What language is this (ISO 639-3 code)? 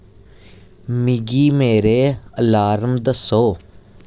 doi